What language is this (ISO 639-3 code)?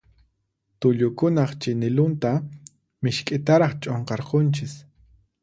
qxp